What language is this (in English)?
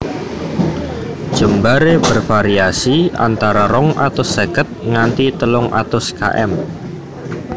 Javanese